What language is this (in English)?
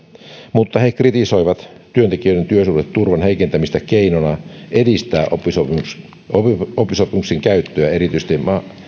Finnish